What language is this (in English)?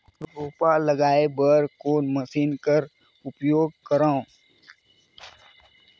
Chhattisgarhi